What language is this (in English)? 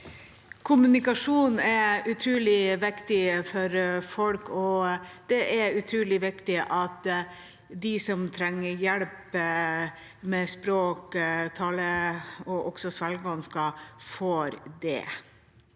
Norwegian